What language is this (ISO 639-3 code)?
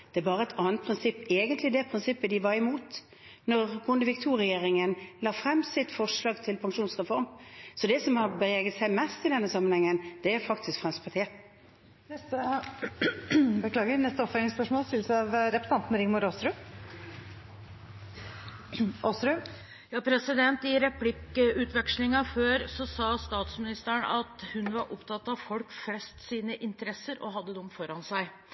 nor